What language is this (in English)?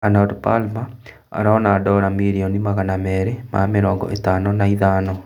Kikuyu